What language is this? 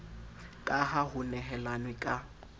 Southern Sotho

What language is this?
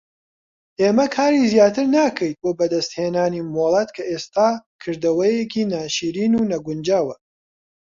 Central Kurdish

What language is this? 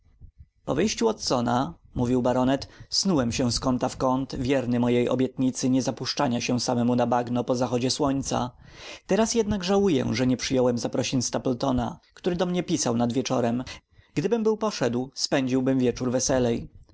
Polish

